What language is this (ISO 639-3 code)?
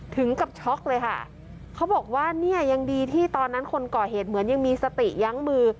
tha